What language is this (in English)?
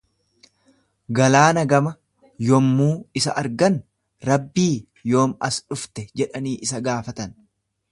Oromo